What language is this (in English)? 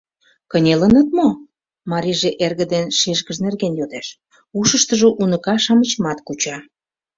Mari